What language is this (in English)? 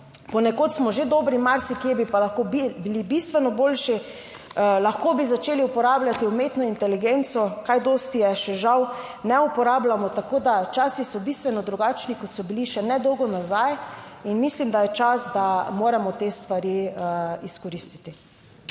Slovenian